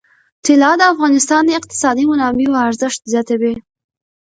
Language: Pashto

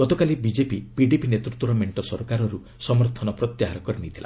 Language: Odia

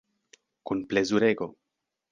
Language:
Esperanto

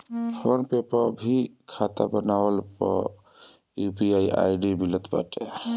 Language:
Bhojpuri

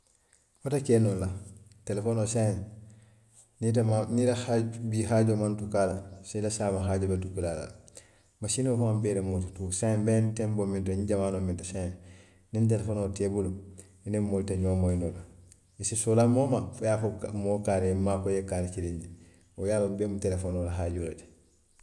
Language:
Western Maninkakan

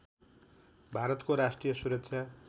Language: Nepali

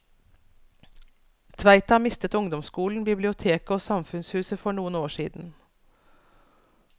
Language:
Norwegian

